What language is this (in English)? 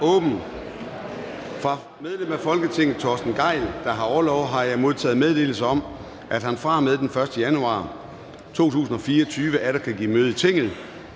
Danish